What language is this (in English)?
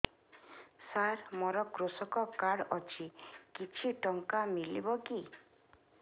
Odia